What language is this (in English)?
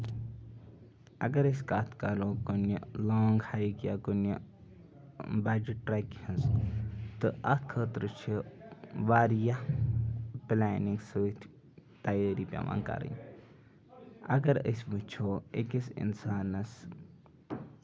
Kashmiri